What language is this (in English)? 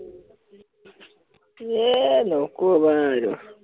Assamese